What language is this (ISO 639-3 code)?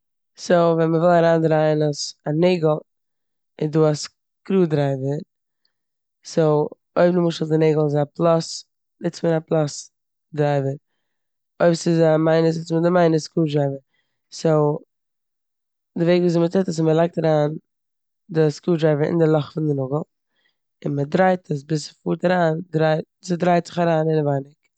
yid